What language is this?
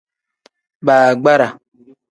Tem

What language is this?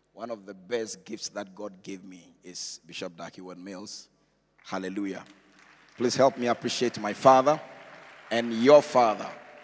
English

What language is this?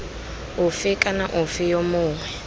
Tswana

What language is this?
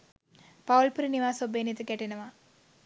Sinhala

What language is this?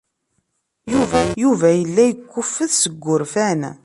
Kabyle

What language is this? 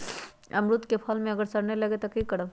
Magahi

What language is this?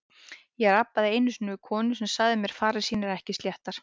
Icelandic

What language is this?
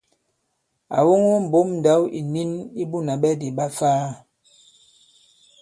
Bankon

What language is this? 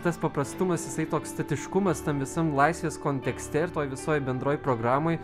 Lithuanian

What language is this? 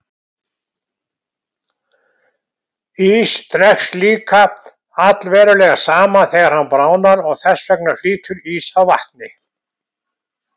Icelandic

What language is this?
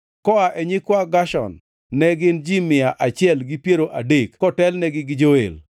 Luo (Kenya and Tanzania)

